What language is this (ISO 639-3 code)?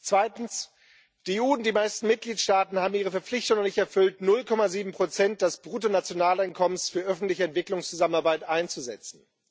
deu